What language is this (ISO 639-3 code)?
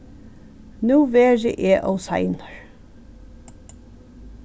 fao